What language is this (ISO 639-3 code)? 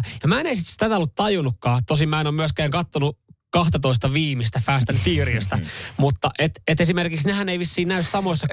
fin